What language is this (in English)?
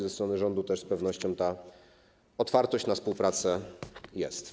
Polish